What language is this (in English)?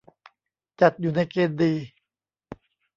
Thai